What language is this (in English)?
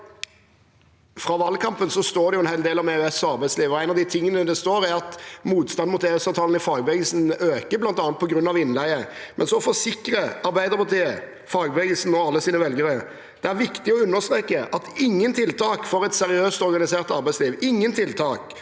Norwegian